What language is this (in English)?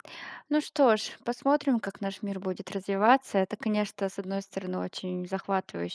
Russian